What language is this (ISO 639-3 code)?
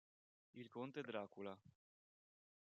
ita